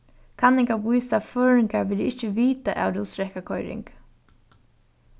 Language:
Faroese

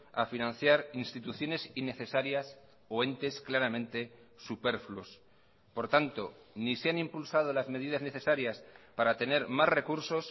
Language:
Spanish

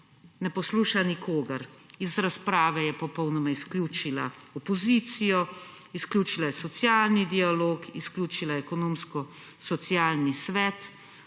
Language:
Slovenian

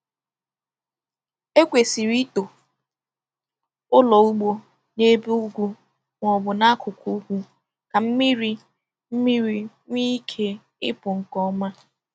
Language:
Igbo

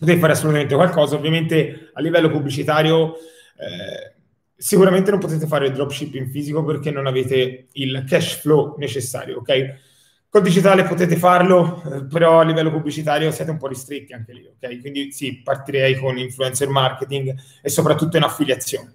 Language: Italian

